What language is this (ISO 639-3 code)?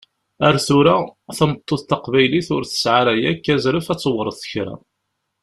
kab